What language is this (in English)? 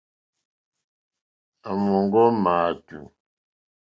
Mokpwe